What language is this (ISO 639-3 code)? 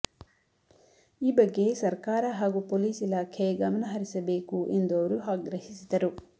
kan